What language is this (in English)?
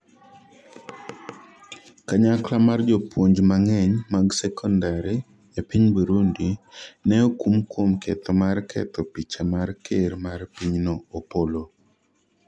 Luo (Kenya and Tanzania)